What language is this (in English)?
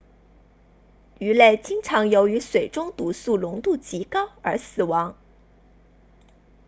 Chinese